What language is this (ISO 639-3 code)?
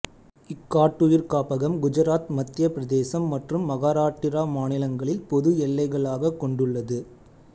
tam